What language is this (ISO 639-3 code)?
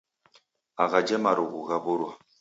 dav